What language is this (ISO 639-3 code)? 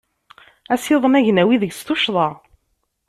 kab